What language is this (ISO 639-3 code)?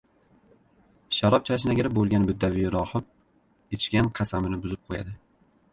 uzb